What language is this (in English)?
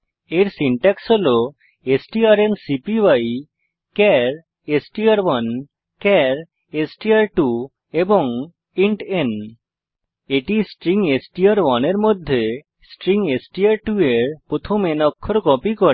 Bangla